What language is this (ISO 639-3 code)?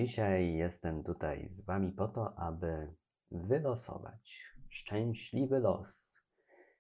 pol